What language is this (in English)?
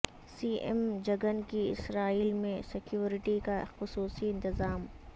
Urdu